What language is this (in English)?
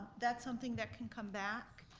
English